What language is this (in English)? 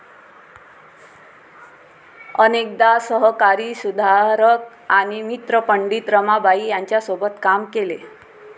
Marathi